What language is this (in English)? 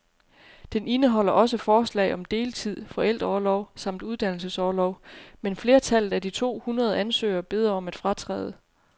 Danish